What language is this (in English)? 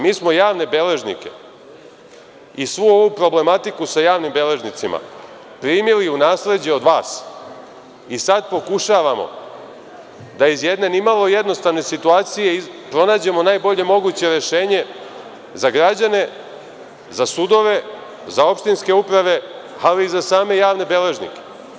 Serbian